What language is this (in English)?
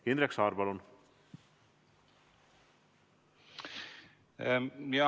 Estonian